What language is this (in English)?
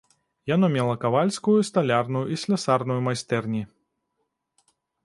Belarusian